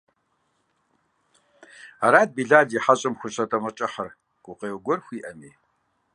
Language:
Kabardian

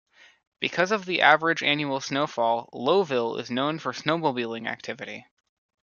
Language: English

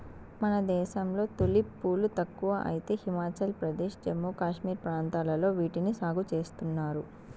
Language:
Telugu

